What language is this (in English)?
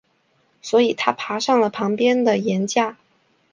Chinese